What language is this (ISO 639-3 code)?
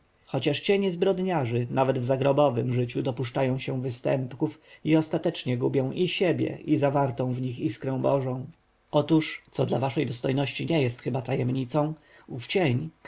pol